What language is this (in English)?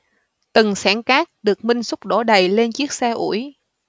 Vietnamese